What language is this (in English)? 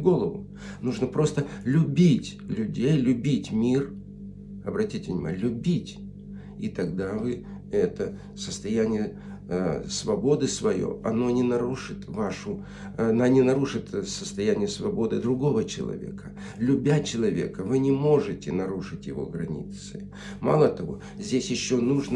Russian